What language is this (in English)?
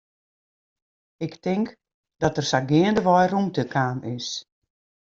Western Frisian